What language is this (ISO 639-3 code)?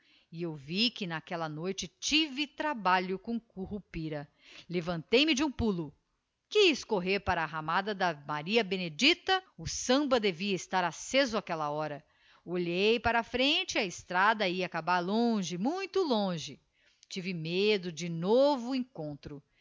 por